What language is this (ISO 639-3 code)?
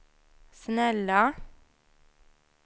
swe